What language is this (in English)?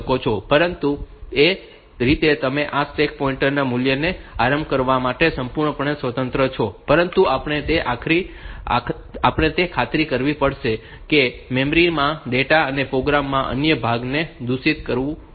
Gujarati